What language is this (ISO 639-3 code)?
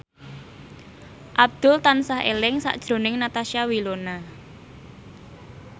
jav